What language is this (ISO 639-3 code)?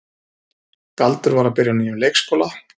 isl